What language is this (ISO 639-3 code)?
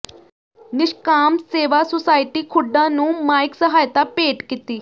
pan